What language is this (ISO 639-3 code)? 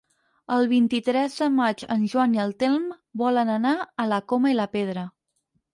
cat